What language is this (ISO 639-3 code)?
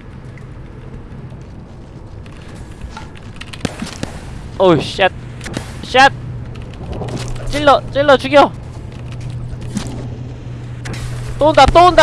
kor